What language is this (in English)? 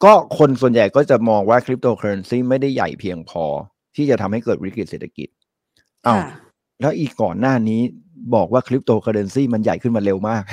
Thai